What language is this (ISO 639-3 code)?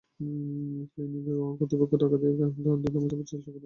ben